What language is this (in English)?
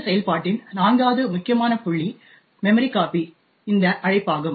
Tamil